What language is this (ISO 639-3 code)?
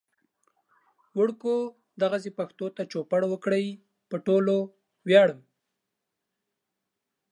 pus